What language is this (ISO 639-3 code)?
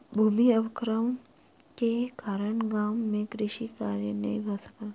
mai